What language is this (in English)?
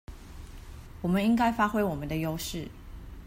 Chinese